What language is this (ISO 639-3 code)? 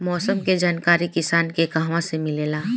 bho